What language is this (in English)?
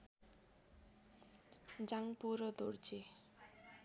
Nepali